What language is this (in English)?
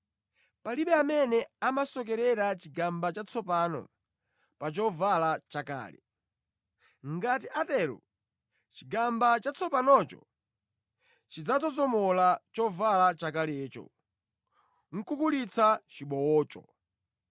Nyanja